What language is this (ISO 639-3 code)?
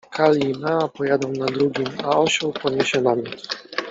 pol